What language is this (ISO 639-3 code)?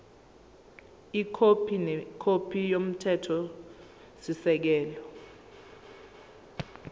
zul